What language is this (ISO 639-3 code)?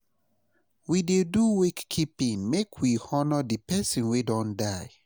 pcm